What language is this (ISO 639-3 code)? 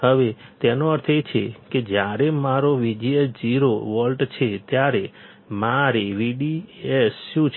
guj